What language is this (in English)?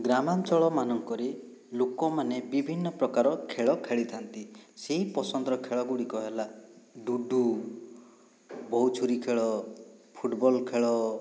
Odia